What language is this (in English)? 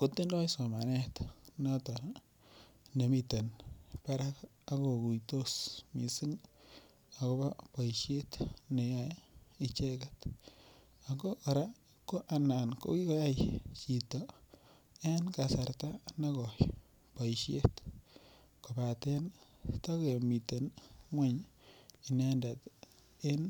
Kalenjin